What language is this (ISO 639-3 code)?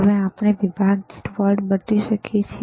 guj